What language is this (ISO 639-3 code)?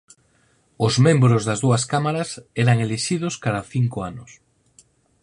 glg